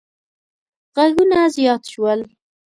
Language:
Pashto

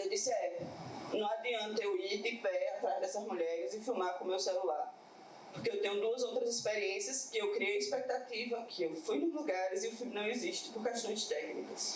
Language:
Portuguese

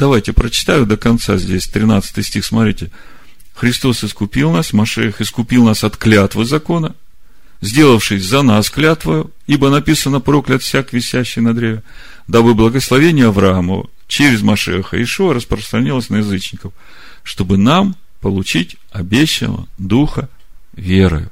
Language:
Russian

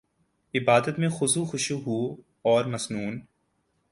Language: Urdu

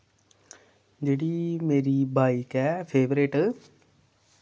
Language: Dogri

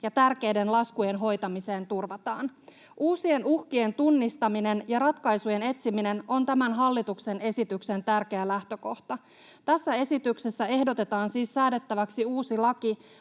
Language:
Finnish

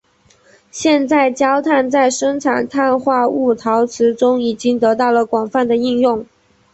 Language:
Chinese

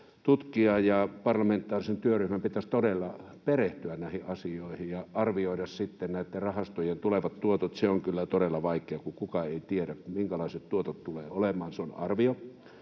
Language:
Finnish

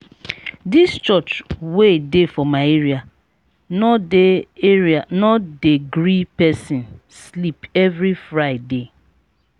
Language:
Nigerian Pidgin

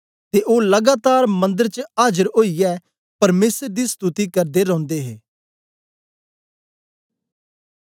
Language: Dogri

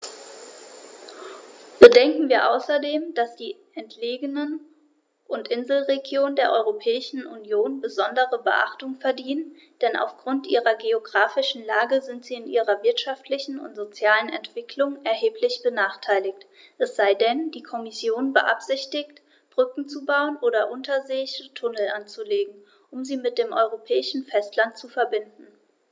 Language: German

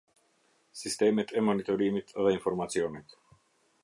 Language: Albanian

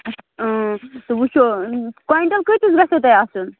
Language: Kashmiri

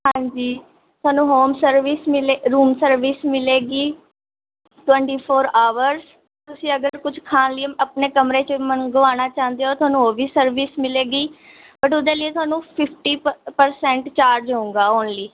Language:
Punjabi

